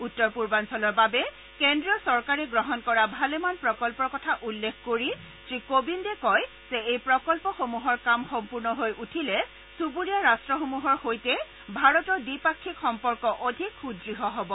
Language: Assamese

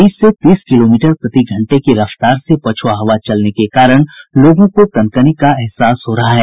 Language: Hindi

